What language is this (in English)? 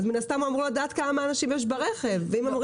Hebrew